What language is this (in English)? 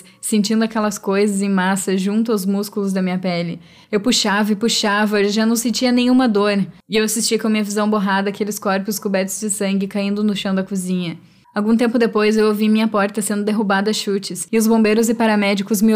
Portuguese